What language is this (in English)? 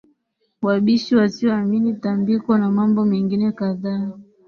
Swahili